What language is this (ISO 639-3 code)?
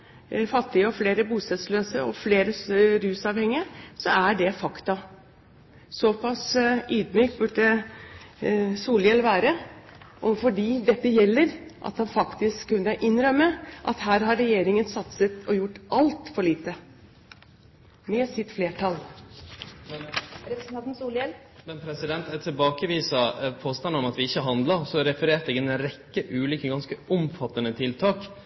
nor